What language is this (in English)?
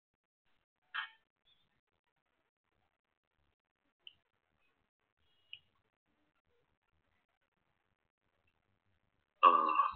Malayalam